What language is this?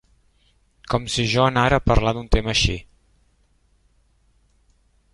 Catalan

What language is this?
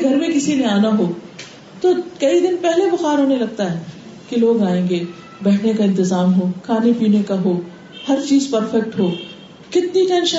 Urdu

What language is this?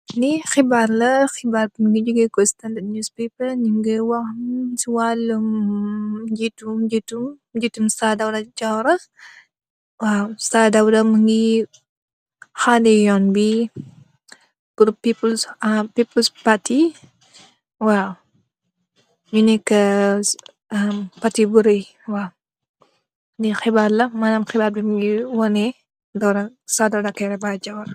Wolof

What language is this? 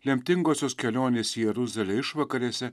Lithuanian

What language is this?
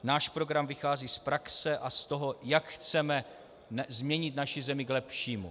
Czech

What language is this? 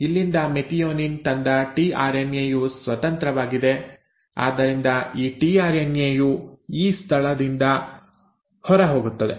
Kannada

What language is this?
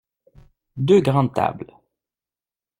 French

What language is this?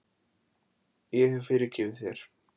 Icelandic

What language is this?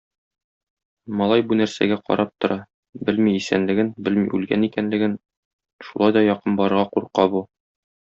Tatar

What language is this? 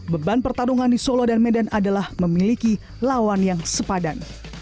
Indonesian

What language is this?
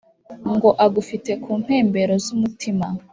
Kinyarwanda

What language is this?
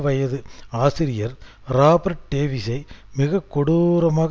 Tamil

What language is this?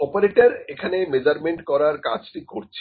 Bangla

